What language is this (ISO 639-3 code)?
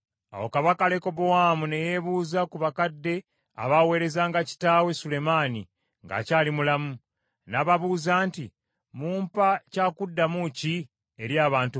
lug